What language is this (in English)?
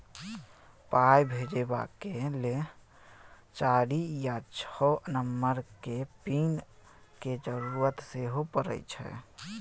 Maithili